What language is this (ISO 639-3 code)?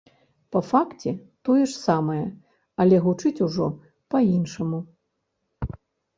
bel